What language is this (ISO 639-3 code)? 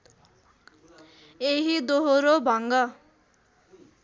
nep